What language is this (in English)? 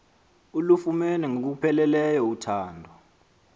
Xhosa